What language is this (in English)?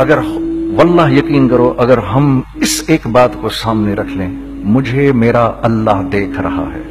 Hindi